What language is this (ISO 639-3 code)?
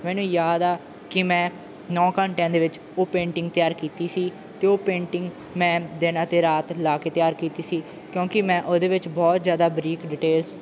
pan